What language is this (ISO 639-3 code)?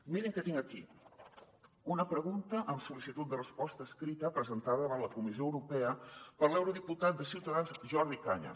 cat